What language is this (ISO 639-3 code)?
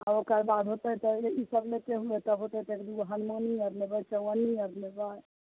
mai